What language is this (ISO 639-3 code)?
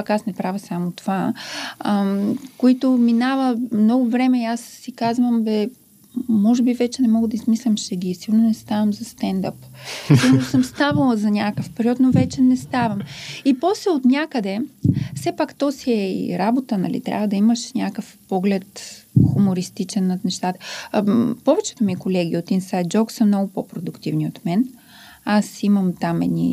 bul